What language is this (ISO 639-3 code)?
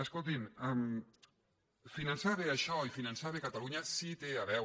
cat